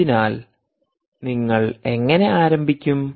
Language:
Malayalam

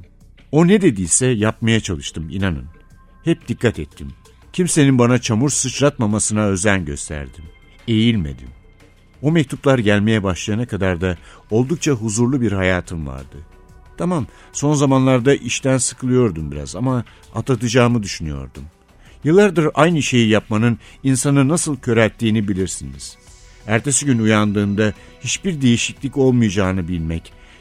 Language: Turkish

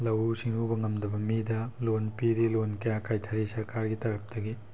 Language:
Manipuri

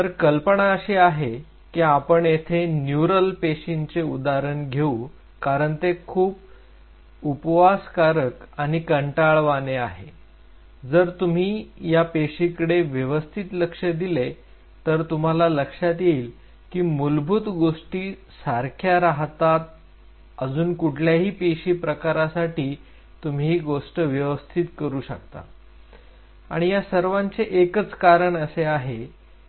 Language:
Marathi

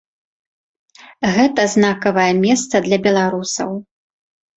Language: Belarusian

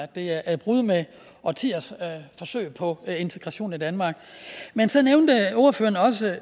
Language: Danish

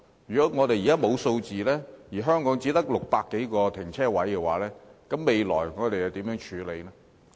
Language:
Cantonese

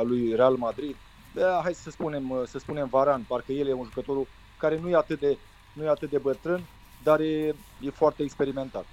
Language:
Romanian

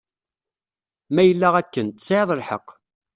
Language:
Kabyle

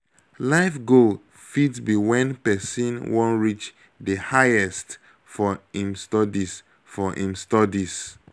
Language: Nigerian Pidgin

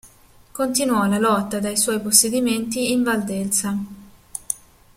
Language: Italian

